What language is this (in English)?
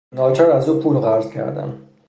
Persian